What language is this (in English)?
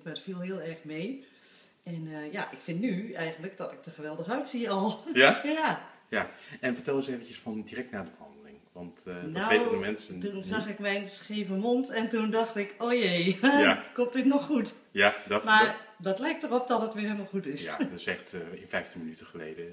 Dutch